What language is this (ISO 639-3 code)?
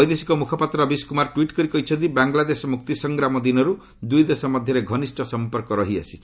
ori